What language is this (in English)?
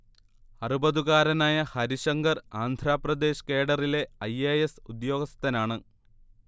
Malayalam